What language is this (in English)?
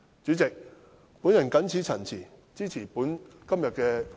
Cantonese